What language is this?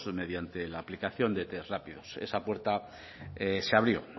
Spanish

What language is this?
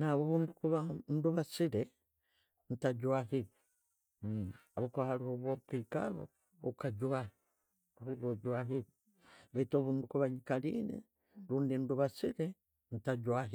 Tooro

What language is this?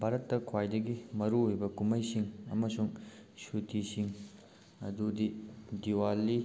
Manipuri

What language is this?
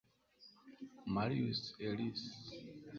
Kinyarwanda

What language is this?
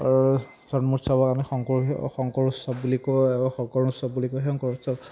Assamese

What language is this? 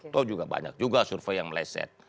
Indonesian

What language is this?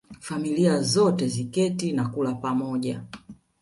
Swahili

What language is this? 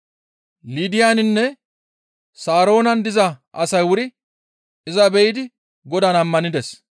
Gamo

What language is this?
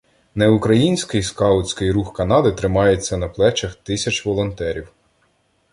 Ukrainian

